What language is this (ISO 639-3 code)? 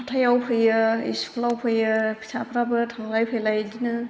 brx